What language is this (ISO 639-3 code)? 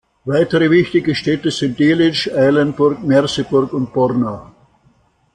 deu